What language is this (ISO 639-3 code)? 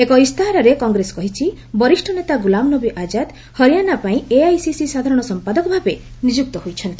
ori